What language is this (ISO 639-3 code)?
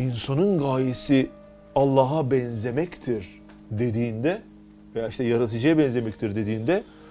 tur